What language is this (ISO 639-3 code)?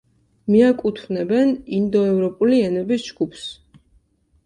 kat